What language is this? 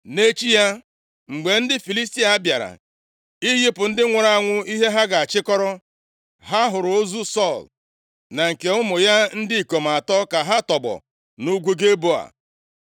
Igbo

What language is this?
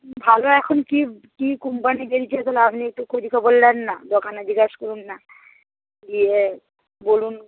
Bangla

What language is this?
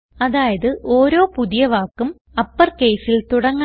Malayalam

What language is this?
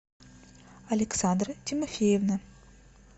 Russian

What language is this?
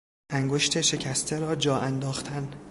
Persian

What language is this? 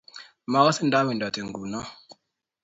Kalenjin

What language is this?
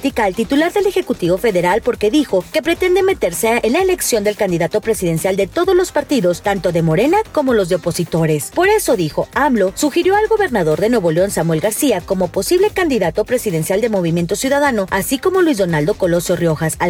Spanish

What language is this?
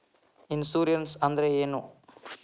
Kannada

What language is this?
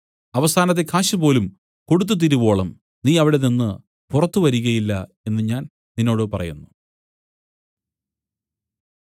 Malayalam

